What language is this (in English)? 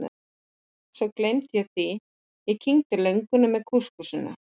Icelandic